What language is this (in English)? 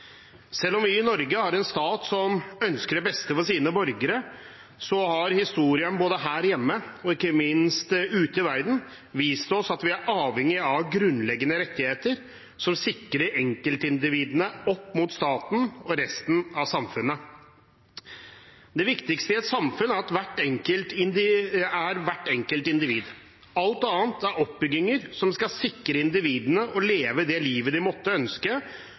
Norwegian Bokmål